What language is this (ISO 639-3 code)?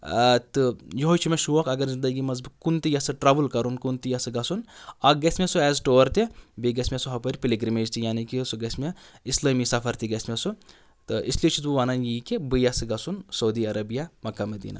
kas